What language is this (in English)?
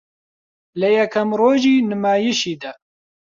Central Kurdish